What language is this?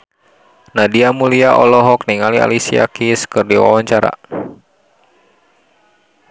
Sundanese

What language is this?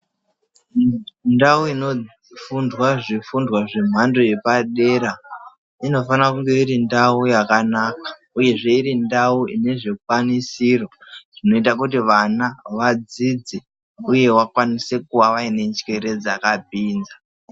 Ndau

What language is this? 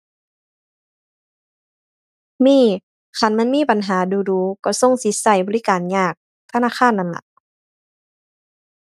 Thai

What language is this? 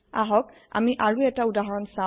Assamese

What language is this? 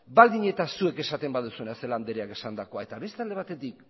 Basque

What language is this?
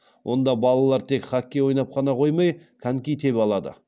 Kazakh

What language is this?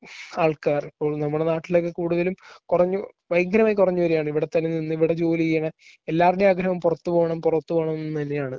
Malayalam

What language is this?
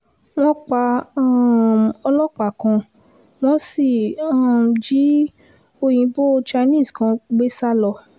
Yoruba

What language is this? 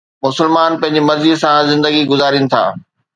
Sindhi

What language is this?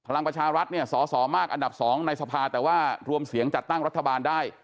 Thai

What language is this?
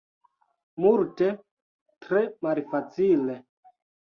Esperanto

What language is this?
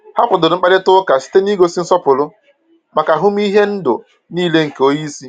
Igbo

